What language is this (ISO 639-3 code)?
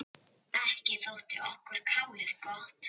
isl